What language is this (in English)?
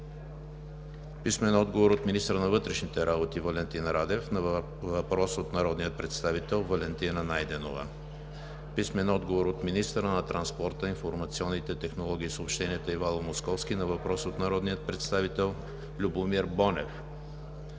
Bulgarian